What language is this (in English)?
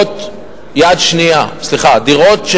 Hebrew